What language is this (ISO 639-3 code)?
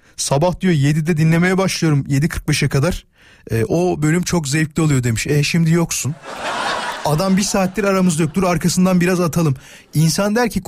tur